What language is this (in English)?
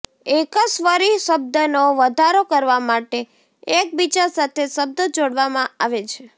Gujarati